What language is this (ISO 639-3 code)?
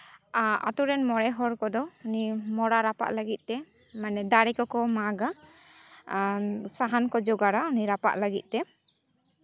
sat